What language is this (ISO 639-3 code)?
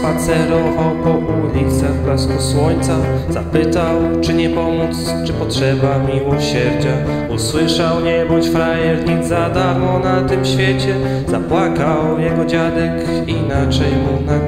pol